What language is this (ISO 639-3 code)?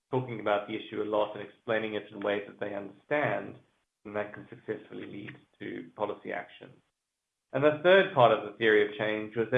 eng